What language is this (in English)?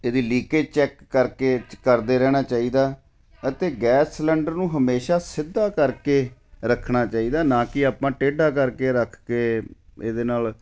Punjabi